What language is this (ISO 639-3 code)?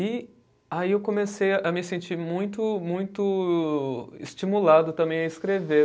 por